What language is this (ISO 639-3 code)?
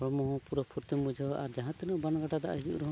sat